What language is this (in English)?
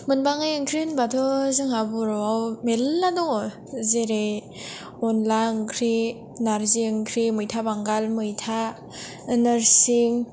Bodo